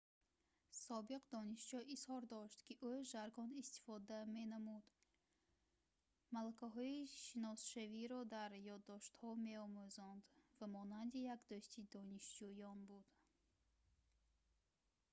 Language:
Tajik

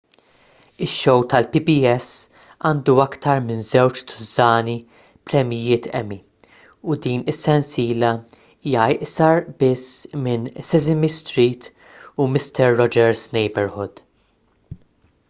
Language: Maltese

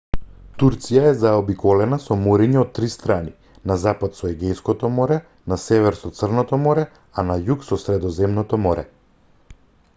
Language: Macedonian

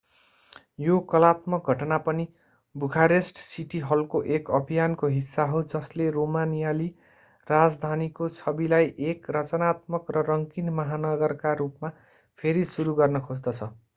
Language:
Nepali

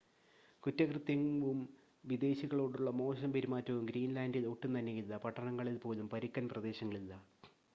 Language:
Malayalam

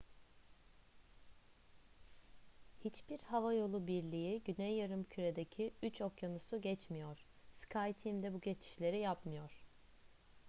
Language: Turkish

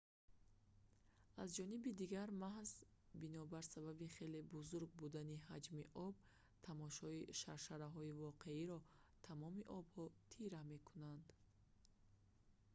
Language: Tajik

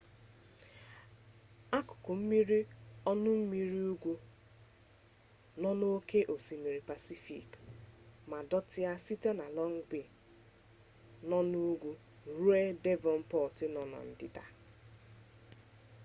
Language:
Igbo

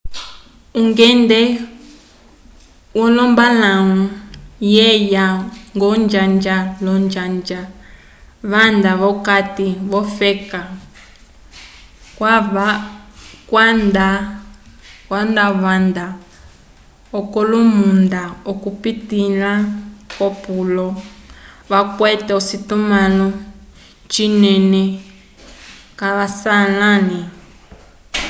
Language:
Umbundu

